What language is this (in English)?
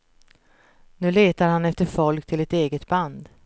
Swedish